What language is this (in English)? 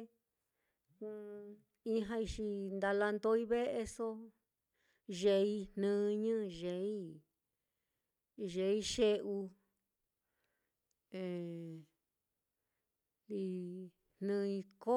Mitlatongo Mixtec